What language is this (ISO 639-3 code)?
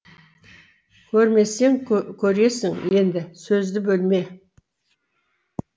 kaz